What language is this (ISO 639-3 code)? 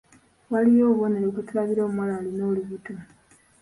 lug